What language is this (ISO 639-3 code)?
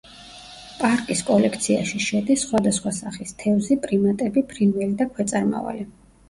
kat